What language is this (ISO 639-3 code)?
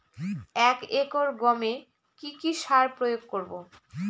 ben